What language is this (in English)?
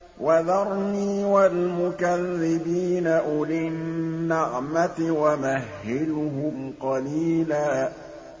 Arabic